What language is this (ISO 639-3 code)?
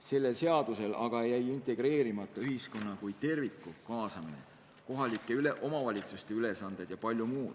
est